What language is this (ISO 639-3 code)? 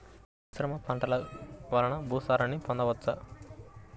tel